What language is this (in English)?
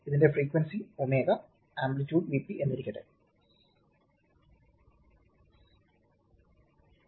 Malayalam